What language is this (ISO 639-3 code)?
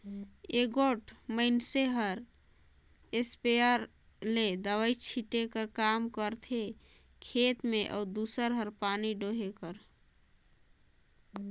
hne